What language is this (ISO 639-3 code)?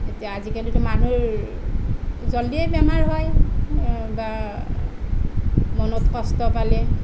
asm